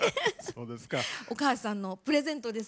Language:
Japanese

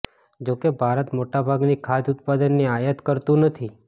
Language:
Gujarati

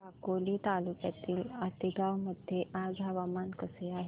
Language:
Marathi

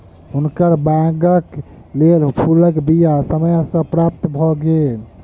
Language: Maithili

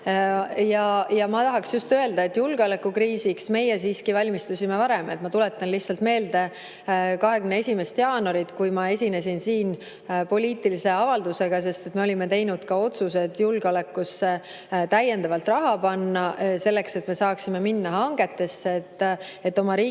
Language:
Estonian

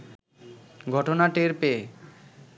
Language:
Bangla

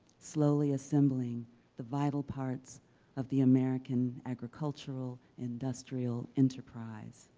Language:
English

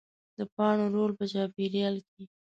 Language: Pashto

